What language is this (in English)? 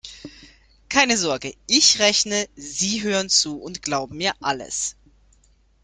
German